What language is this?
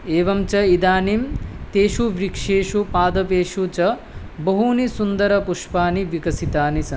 Sanskrit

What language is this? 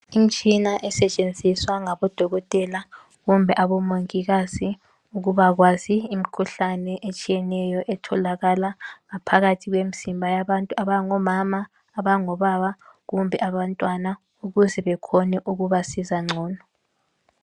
North Ndebele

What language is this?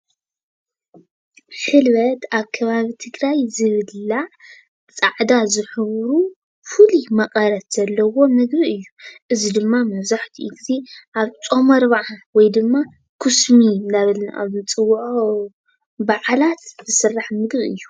Tigrinya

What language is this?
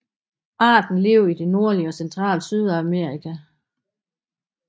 Danish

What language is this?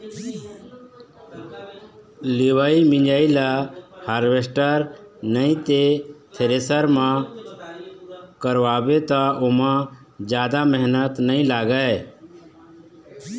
Chhattisgarhi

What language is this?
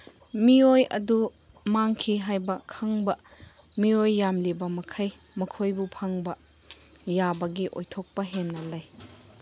Manipuri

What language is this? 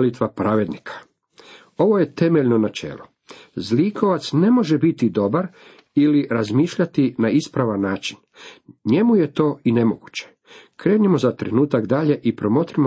Croatian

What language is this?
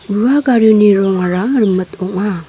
Garo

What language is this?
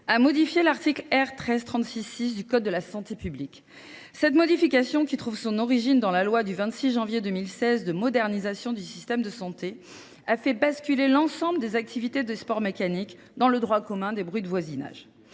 French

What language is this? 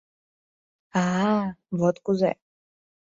Mari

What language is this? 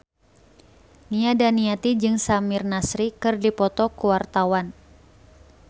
Sundanese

